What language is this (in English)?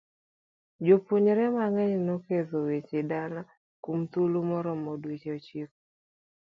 Luo (Kenya and Tanzania)